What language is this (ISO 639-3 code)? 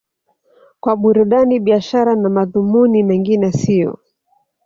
swa